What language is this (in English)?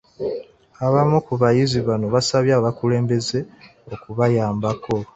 Ganda